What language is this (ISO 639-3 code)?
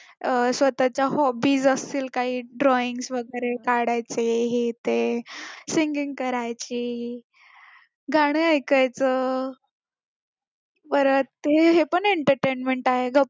mar